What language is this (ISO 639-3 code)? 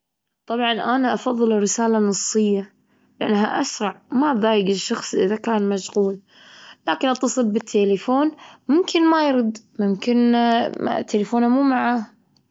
afb